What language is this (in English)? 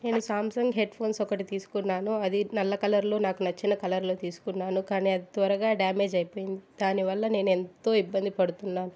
Telugu